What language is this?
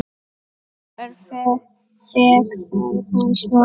Icelandic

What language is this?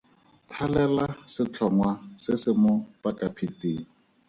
Tswana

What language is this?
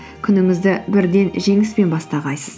Kazakh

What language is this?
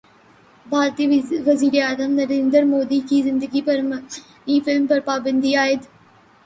Urdu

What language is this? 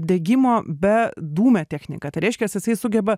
Lithuanian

